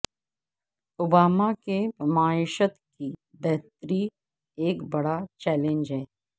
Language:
Urdu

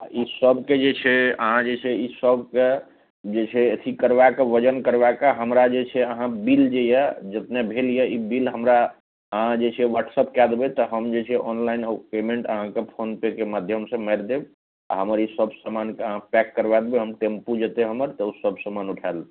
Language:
Maithili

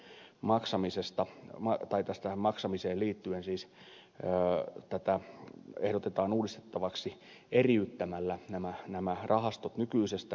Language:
Finnish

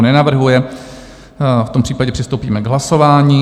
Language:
Czech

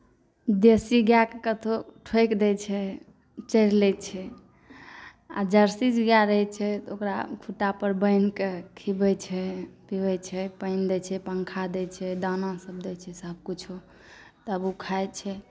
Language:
Maithili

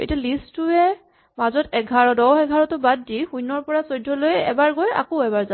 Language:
Assamese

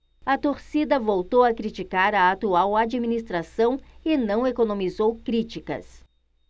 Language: Portuguese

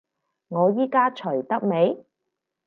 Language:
Cantonese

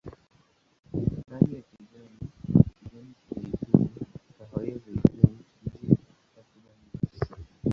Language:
Swahili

